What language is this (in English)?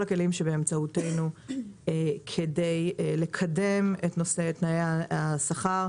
Hebrew